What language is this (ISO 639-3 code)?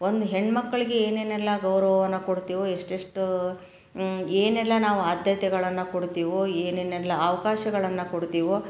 kan